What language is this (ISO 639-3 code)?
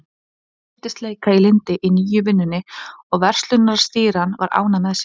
isl